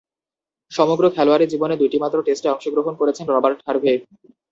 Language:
Bangla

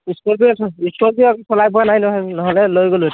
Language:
Assamese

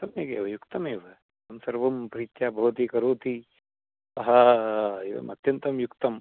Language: Sanskrit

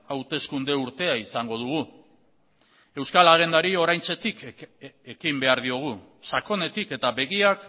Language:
Basque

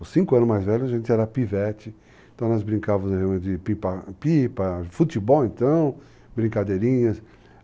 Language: Portuguese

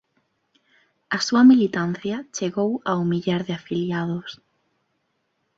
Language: Galician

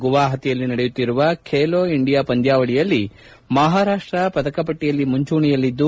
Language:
Kannada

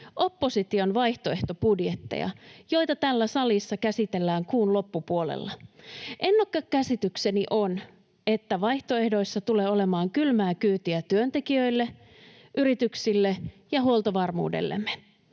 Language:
Finnish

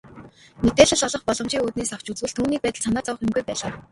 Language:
Mongolian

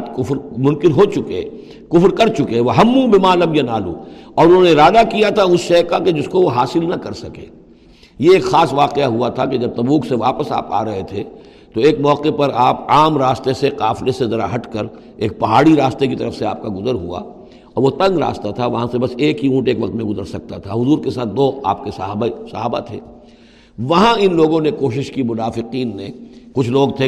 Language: Urdu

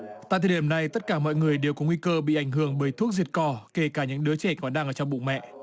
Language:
Vietnamese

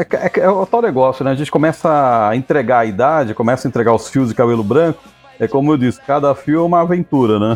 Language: Portuguese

